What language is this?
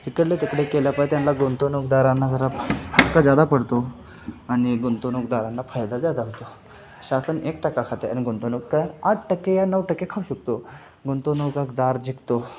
Marathi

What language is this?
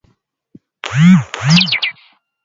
Swahili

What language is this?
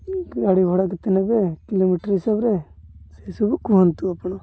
Odia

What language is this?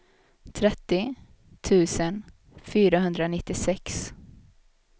Swedish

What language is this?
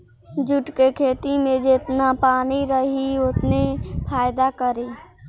Bhojpuri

